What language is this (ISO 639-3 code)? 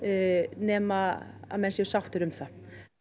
isl